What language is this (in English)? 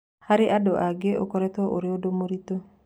Kikuyu